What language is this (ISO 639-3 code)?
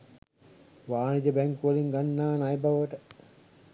sin